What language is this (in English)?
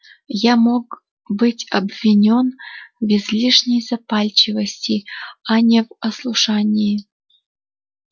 Russian